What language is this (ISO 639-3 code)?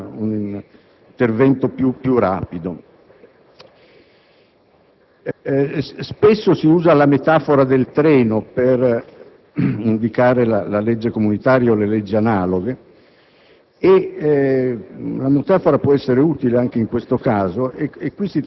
ita